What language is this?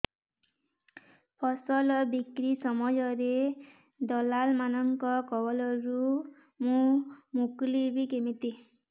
Odia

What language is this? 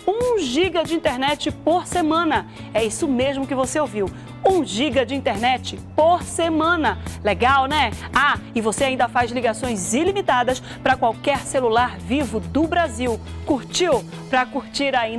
Portuguese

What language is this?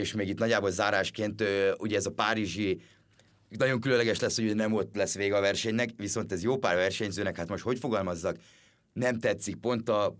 Hungarian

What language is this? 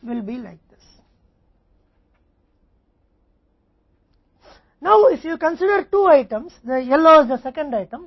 Hindi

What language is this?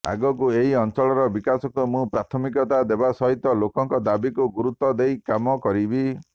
Odia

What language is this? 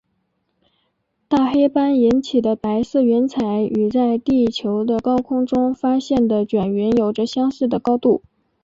Chinese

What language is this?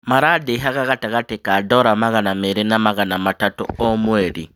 Kikuyu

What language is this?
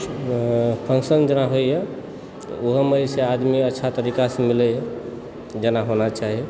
Maithili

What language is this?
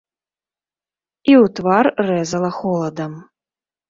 Belarusian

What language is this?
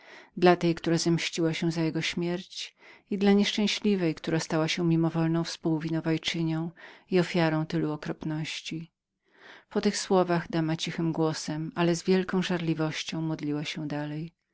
Polish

